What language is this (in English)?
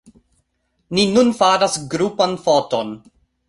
Esperanto